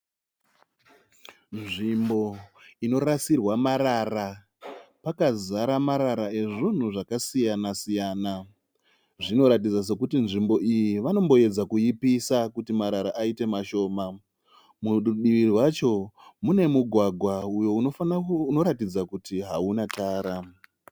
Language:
Shona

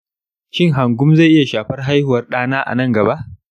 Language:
Hausa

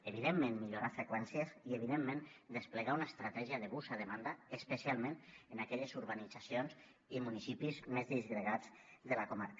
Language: Catalan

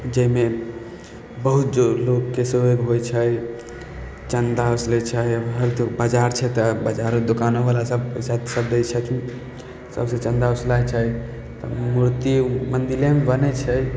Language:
Maithili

